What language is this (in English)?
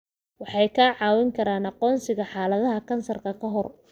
Somali